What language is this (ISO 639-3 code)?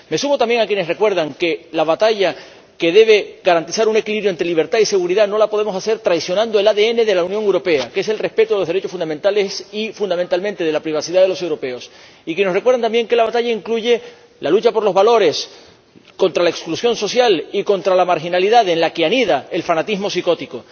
spa